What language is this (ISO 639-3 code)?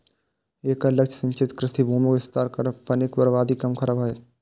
mai